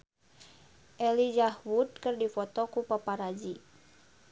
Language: Sundanese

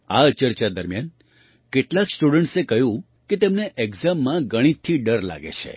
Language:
Gujarati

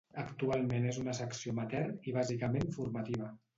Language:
Catalan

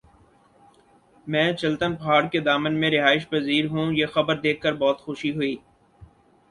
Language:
Urdu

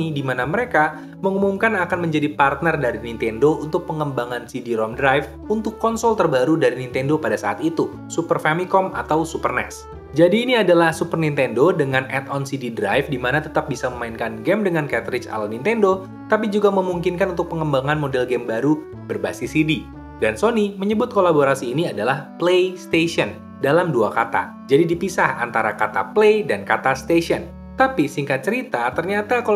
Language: Indonesian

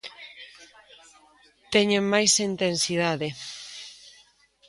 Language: Galician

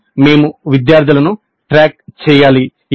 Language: Telugu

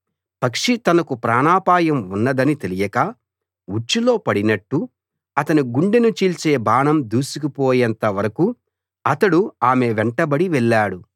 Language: Telugu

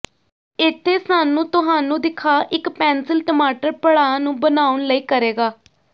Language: Punjabi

